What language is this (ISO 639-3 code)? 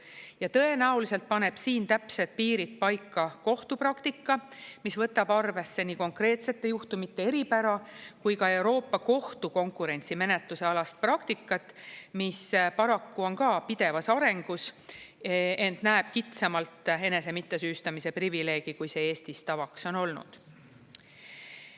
est